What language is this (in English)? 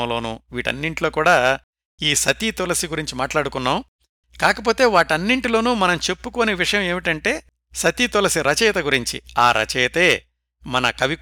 Telugu